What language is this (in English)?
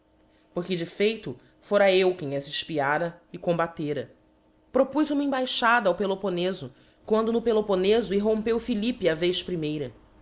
Portuguese